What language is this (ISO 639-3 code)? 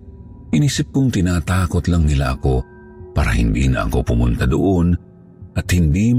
fil